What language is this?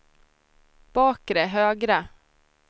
Swedish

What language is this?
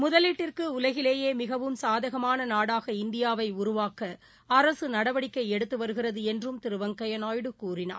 Tamil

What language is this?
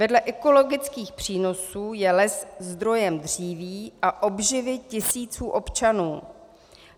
Czech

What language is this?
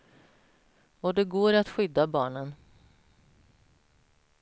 Swedish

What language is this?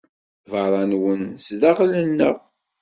Kabyle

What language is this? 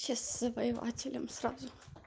Russian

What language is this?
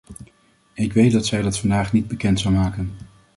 Dutch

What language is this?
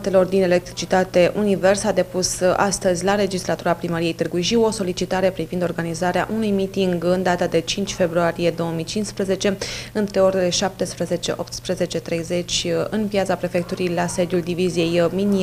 Romanian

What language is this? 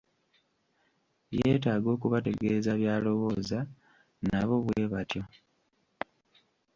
Ganda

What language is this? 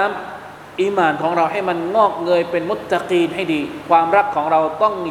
Thai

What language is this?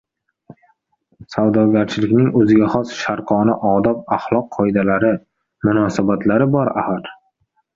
Uzbek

